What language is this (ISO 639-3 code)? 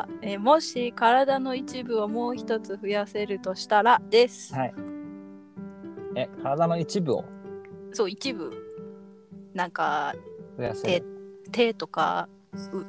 jpn